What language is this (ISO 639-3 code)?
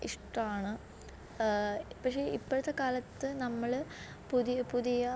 mal